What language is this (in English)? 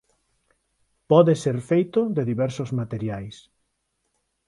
Galician